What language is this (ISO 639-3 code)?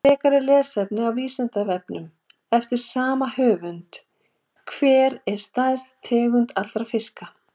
isl